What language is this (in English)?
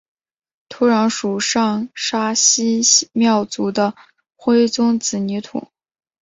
Chinese